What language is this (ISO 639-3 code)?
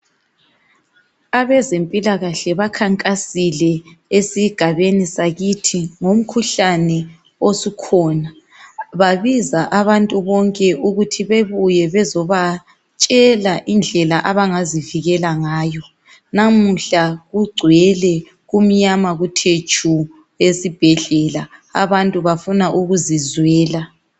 nde